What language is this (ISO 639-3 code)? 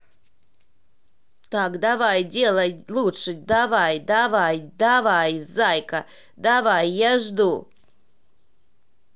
rus